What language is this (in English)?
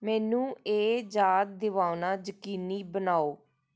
Punjabi